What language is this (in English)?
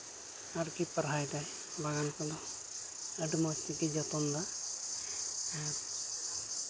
Santali